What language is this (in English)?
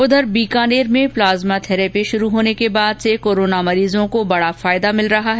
Hindi